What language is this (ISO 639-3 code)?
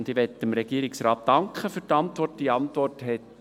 gsw